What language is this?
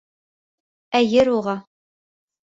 Bashkir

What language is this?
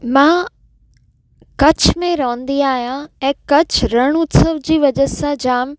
Sindhi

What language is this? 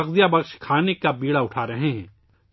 Urdu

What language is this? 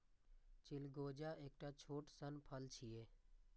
Maithili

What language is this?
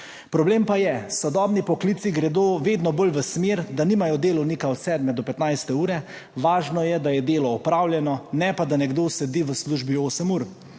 Slovenian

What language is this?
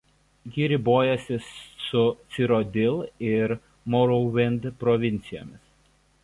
Lithuanian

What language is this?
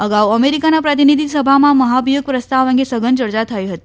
Gujarati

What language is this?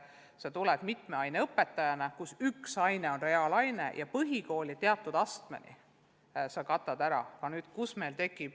Estonian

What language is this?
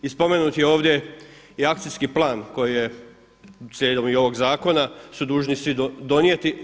Croatian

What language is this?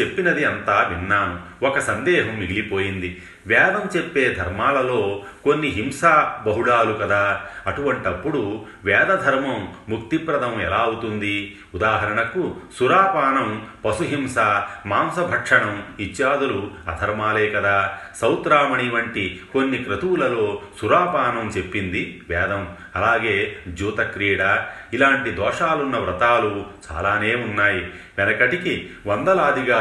Telugu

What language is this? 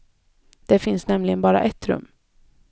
Swedish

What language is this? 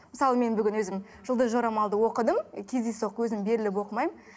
Kazakh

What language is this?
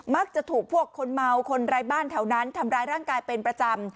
Thai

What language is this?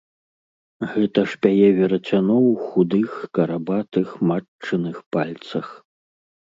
Belarusian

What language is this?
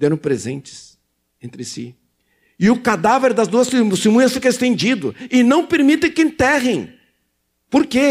Portuguese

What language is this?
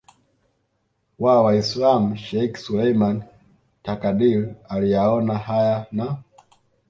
Swahili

